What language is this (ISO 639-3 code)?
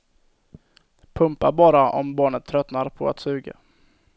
swe